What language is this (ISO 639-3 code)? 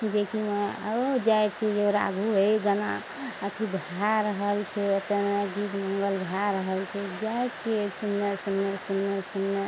mai